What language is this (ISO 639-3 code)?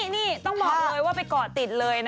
tha